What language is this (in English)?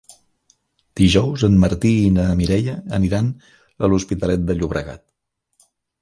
Catalan